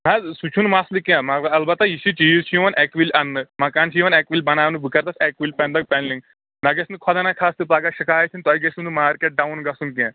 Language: Kashmiri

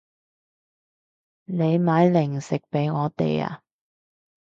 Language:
Cantonese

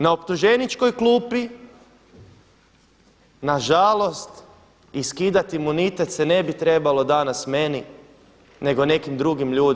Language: Croatian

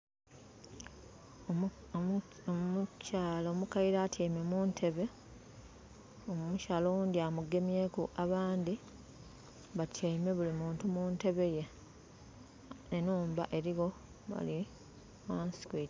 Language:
Soga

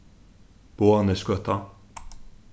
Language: Faroese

